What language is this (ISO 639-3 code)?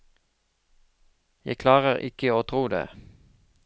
nor